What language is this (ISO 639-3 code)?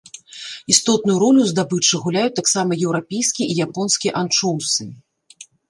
bel